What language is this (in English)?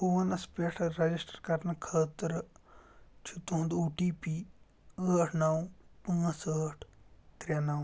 Kashmiri